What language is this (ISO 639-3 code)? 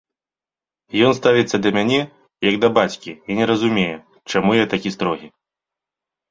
bel